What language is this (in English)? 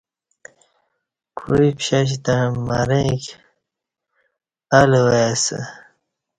Kati